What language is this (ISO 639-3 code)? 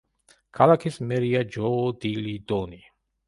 kat